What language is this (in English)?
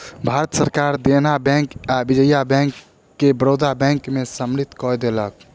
Maithili